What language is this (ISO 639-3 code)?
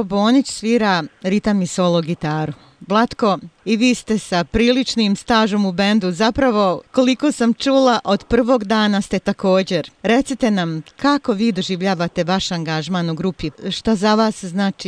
hrv